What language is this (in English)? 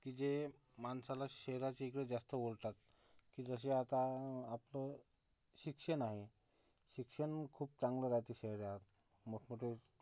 Marathi